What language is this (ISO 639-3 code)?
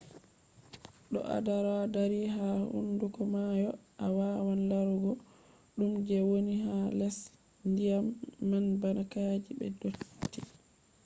ful